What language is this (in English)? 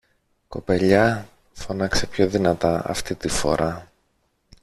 Greek